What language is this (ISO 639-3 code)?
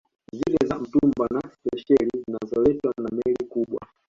swa